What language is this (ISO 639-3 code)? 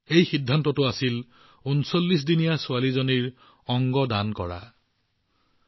asm